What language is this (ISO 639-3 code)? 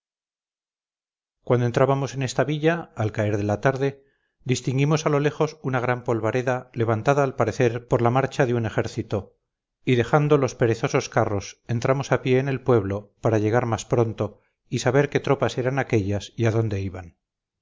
spa